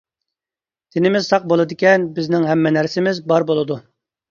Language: Uyghur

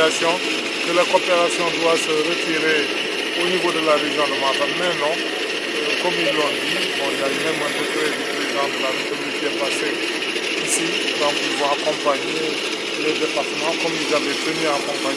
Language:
French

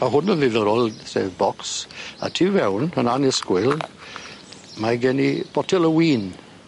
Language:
Welsh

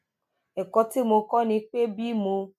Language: Yoruba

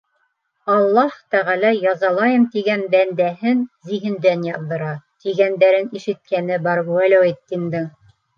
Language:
Bashkir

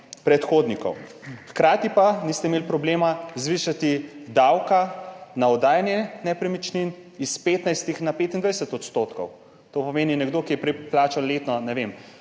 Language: Slovenian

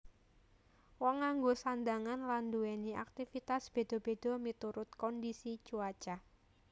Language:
Javanese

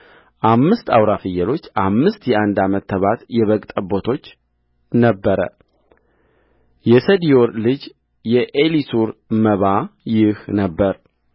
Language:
Amharic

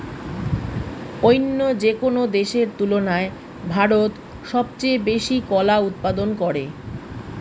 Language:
Bangla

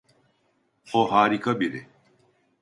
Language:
Turkish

